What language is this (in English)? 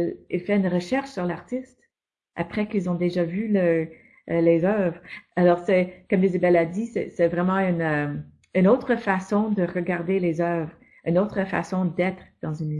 French